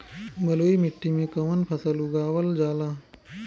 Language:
Bhojpuri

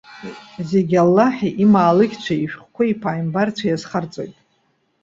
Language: Abkhazian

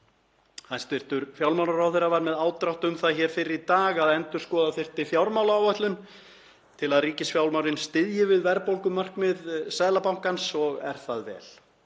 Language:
Icelandic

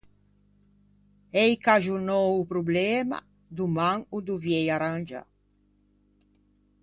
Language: Ligurian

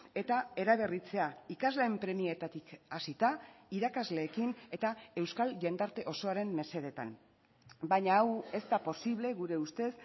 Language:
Basque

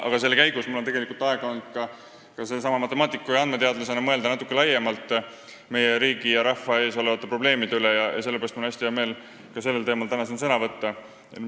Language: Estonian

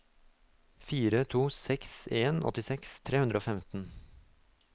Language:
Norwegian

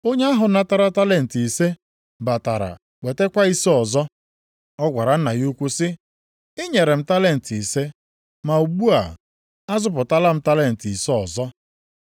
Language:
Igbo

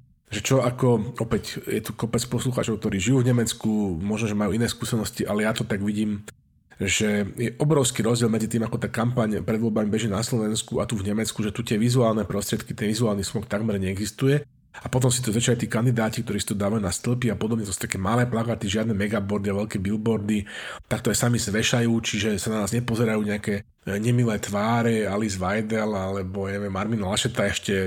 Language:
Slovak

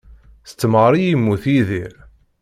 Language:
Kabyle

